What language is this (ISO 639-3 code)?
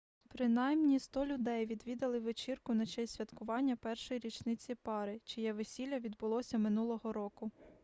ukr